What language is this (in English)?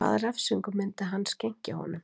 Icelandic